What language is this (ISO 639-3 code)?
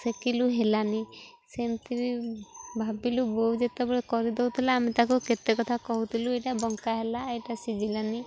ori